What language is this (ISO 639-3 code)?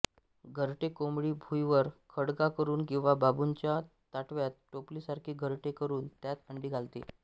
mar